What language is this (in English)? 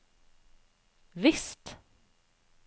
Norwegian